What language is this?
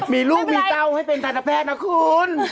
Thai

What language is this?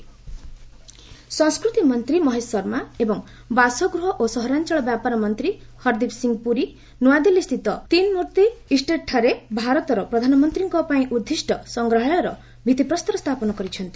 Odia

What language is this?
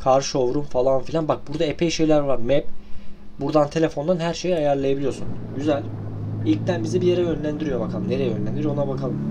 Turkish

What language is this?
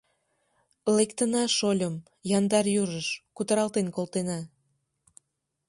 Mari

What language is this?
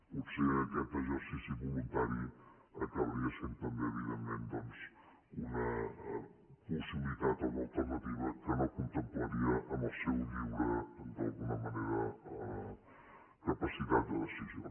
Catalan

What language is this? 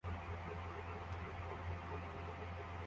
Kinyarwanda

